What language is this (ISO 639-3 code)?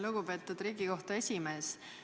est